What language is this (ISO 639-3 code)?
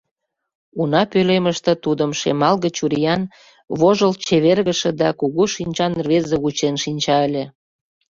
chm